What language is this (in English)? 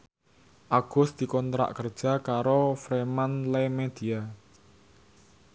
Javanese